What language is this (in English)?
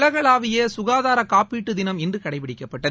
Tamil